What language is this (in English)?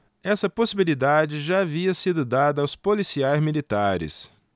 Portuguese